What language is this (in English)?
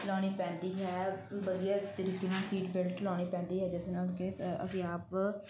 Punjabi